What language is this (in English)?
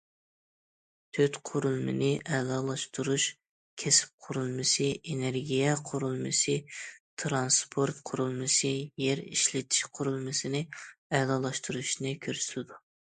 Uyghur